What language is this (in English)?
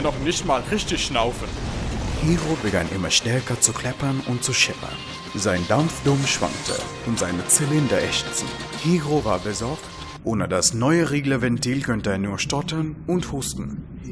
German